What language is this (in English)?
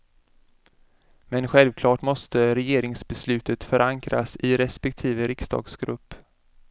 Swedish